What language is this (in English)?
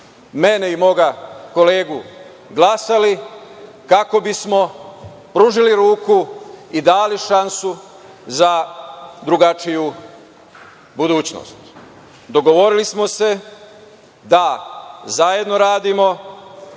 Serbian